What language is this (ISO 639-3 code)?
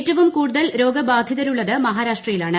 mal